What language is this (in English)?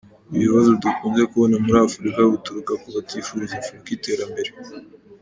Kinyarwanda